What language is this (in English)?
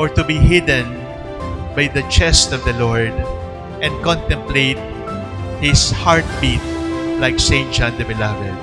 English